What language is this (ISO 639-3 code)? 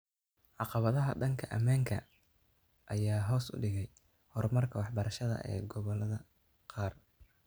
som